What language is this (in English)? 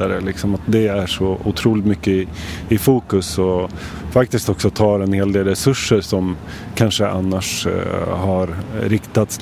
Swedish